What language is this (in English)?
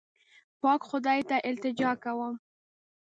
Pashto